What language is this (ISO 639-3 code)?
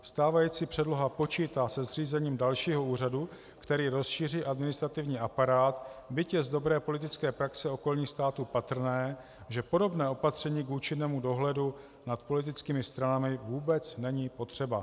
ces